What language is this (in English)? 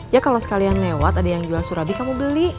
Indonesian